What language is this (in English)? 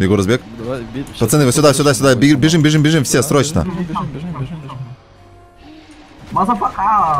Russian